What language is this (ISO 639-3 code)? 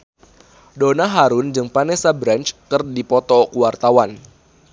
sun